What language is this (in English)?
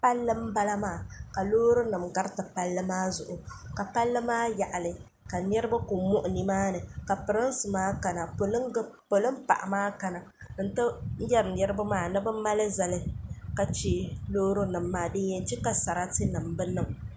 Dagbani